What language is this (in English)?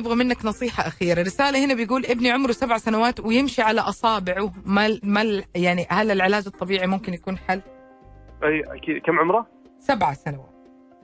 Arabic